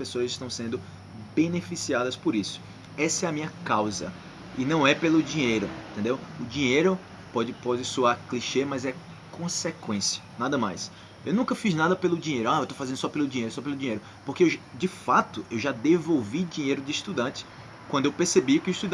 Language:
Portuguese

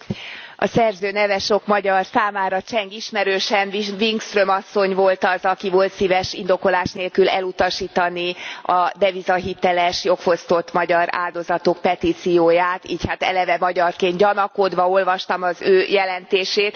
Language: Hungarian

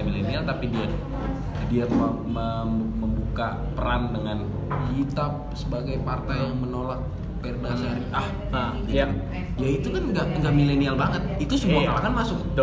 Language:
Indonesian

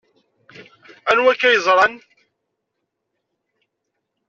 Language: Kabyle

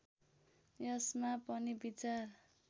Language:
Nepali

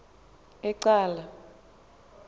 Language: Xhosa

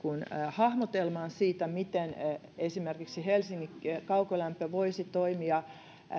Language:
Finnish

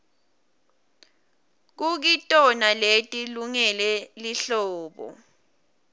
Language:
Swati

